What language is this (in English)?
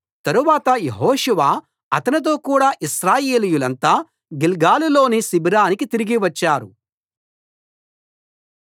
Telugu